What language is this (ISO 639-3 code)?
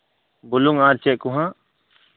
sat